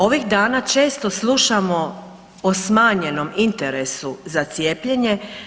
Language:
Croatian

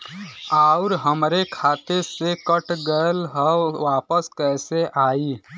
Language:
Bhojpuri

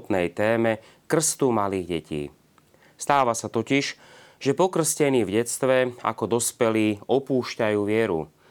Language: Slovak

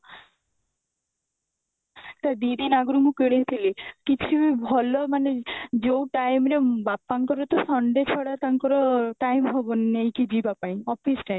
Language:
Odia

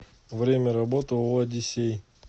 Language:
Russian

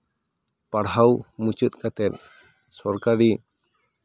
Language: Santali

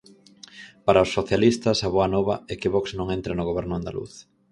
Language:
Galician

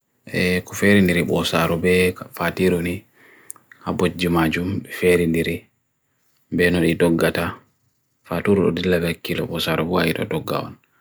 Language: Bagirmi Fulfulde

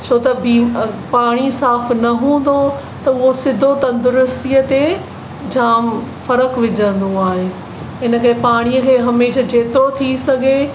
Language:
Sindhi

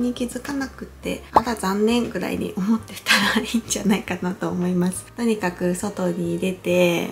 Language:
Japanese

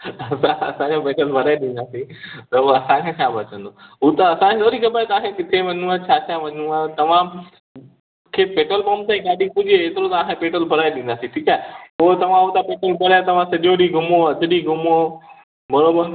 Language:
Sindhi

